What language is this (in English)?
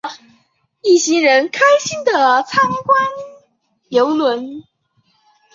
Chinese